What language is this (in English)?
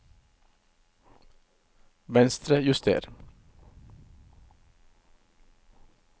Norwegian